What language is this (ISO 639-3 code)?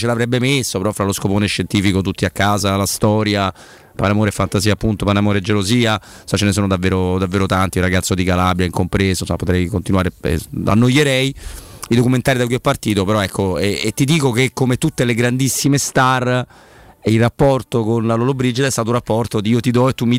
ita